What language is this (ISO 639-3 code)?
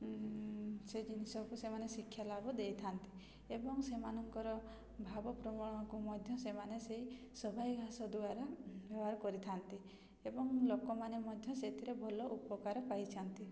ori